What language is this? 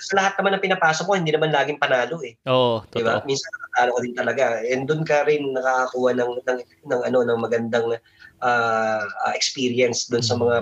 Filipino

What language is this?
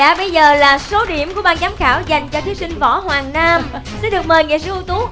Vietnamese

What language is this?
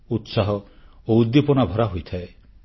Odia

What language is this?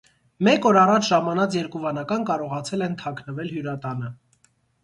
Armenian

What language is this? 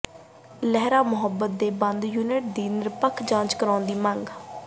Punjabi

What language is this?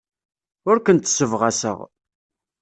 Kabyle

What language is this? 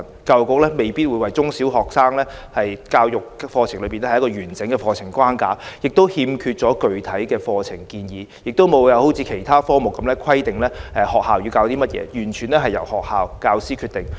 Cantonese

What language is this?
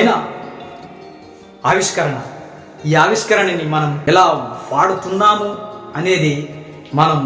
Telugu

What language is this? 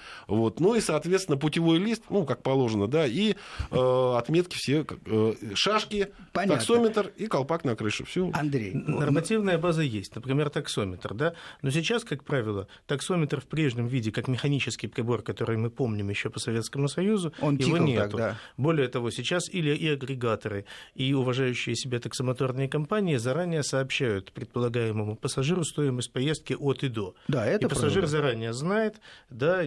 Russian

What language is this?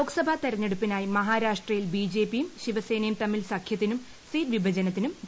Malayalam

